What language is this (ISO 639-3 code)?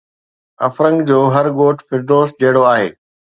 snd